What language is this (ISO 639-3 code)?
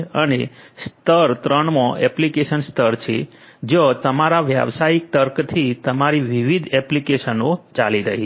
guj